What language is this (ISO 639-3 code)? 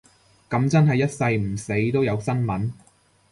yue